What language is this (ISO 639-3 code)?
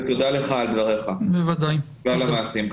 heb